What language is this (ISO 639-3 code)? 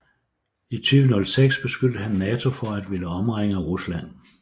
dan